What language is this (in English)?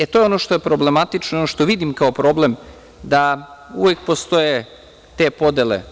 Serbian